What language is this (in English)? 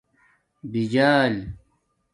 Domaaki